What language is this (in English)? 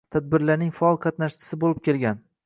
Uzbek